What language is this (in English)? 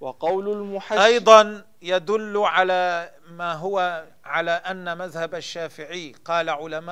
Arabic